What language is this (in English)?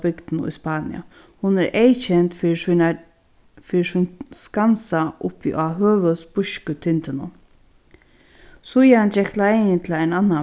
Faroese